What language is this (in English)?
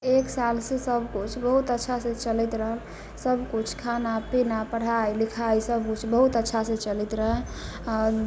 Maithili